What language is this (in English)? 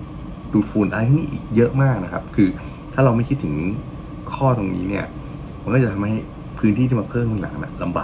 Thai